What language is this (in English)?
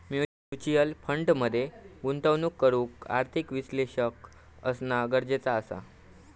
Marathi